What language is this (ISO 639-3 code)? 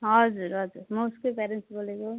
nep